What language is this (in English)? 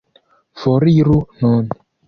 Esperanto